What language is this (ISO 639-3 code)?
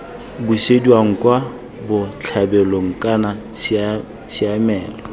tsn